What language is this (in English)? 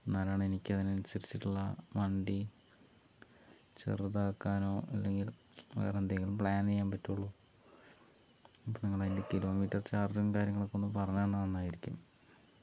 Malayalam